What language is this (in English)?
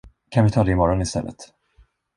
Swedish